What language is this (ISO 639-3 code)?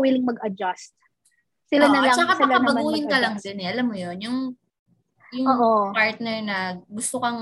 fil